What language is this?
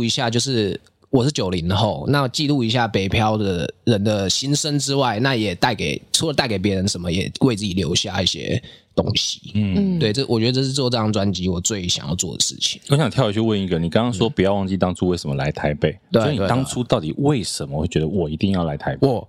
Chinese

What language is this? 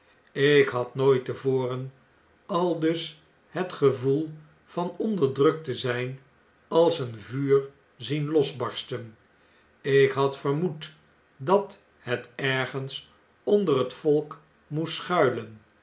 Dutch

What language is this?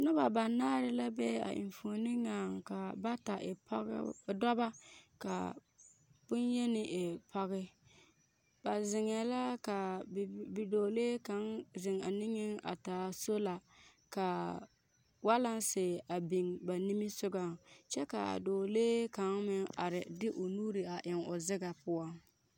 Southern Dagaare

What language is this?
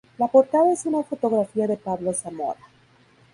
Spanish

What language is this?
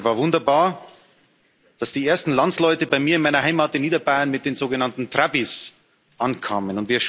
German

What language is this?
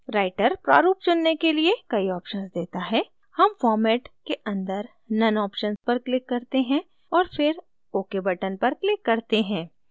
Hindi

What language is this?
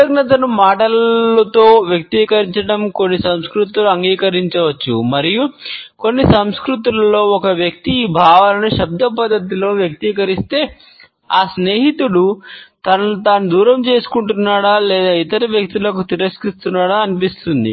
Telugu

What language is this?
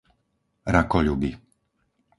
Slovak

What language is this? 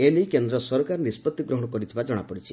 Odia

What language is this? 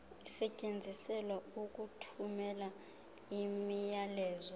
Xhosa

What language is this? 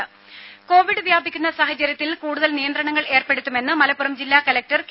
Malayalam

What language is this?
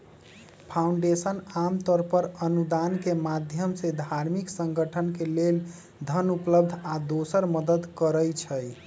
Magahi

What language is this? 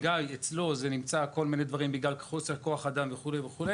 Hebrew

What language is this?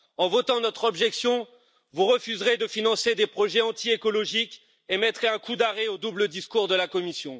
French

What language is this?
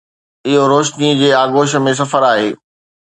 Sindhi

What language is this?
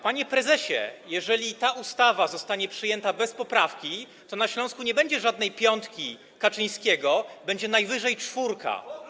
Polish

